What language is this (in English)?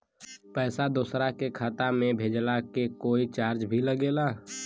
Bhojpuri